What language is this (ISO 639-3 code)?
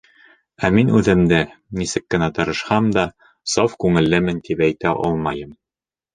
bak